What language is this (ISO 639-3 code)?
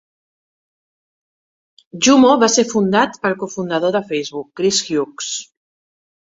cat